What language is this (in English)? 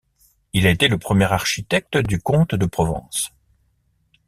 French